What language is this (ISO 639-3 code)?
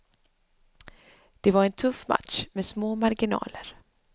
swe